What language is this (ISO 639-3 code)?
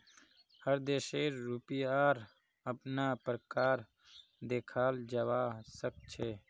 mag